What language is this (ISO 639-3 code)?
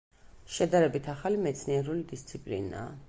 kat